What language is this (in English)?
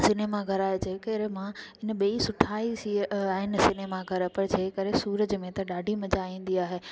Sindhi